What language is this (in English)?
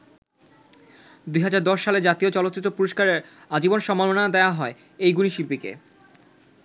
Bangla